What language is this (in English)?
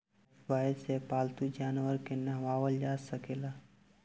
Bhojpuri